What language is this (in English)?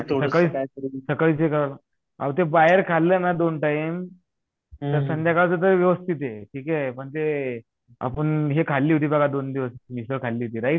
Marathi